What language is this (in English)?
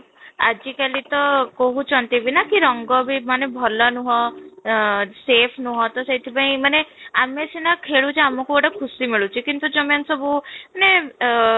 Odia